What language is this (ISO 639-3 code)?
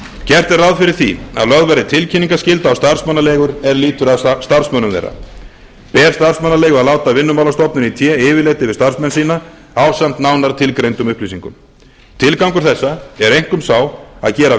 isl